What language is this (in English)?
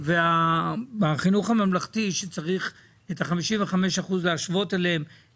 Hebrew